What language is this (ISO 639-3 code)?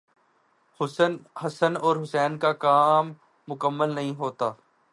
urd